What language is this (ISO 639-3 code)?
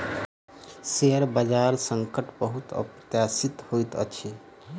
mai